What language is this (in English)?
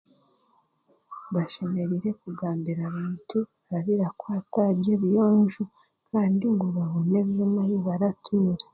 Chiga